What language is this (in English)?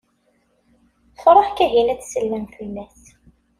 Kabyle